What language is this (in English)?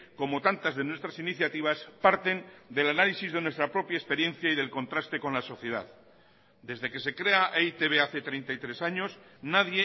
Spanish